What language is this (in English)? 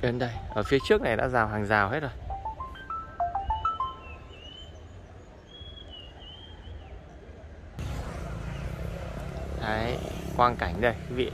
Vietnamese